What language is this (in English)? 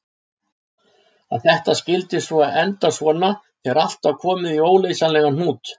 Icelandic